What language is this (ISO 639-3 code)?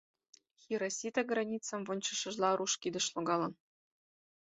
chm